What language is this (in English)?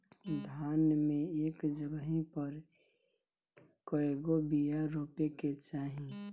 Bhojpuri